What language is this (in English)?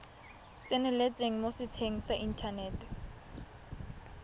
Tswana